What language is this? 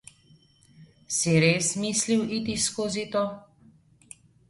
Slovenian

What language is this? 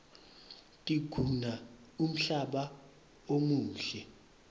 Swati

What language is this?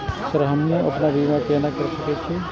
Maithili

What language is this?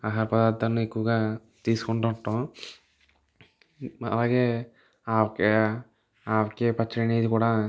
Telugu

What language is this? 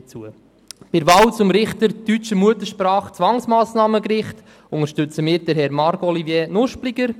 Swiss German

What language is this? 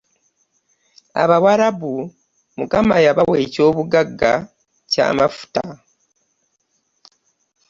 Ganda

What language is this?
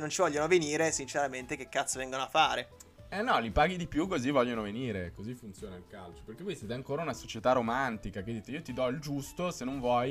Italian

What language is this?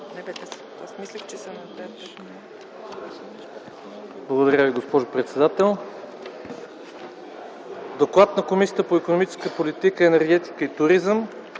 Bulgarian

